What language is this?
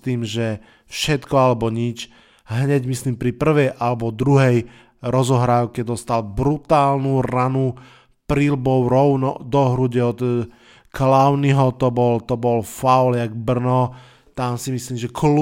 Slovak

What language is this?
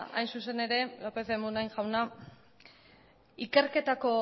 Basque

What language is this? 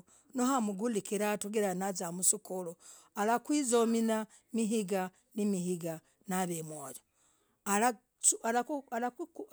Logooli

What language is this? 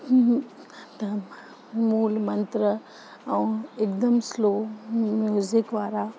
Sindhi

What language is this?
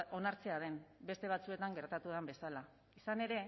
Basque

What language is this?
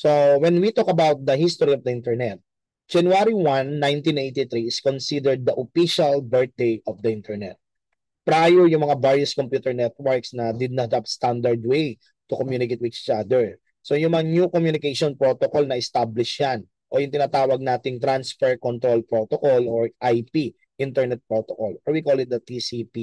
Filipino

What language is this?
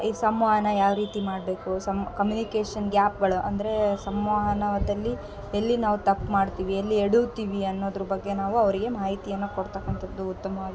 Kannada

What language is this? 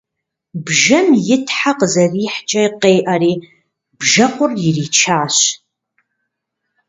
Kabardian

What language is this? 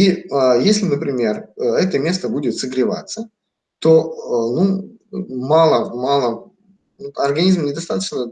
Russian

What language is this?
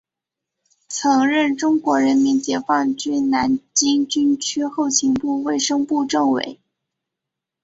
Chinese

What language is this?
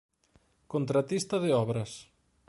Galician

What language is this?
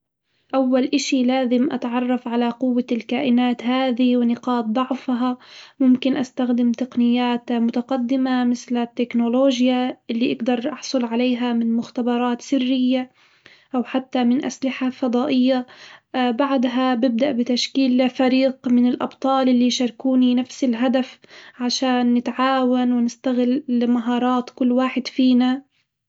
Hijazi Arabic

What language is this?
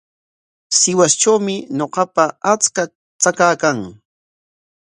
Corongo Ancash Quechua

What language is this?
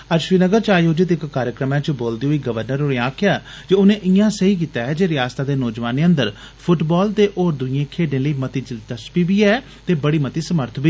Dogri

